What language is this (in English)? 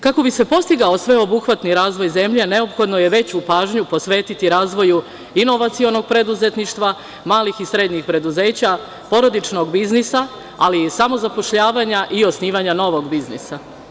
Serbian